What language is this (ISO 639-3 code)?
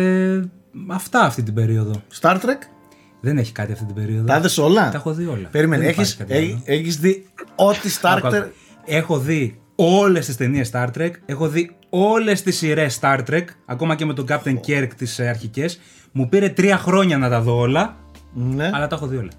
ell